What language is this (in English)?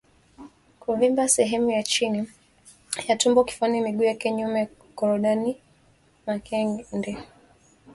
Swahili